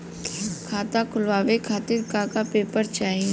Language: Bhojpuri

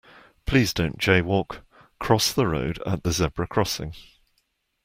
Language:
English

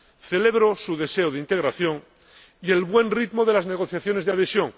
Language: Spanish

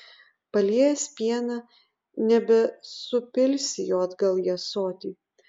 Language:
Lithuanian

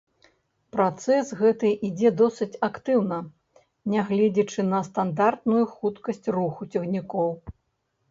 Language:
Belarusian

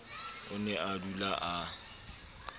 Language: Southern Sotho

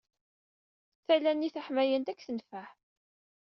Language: Kabyle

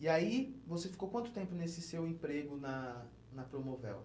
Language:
Portuguese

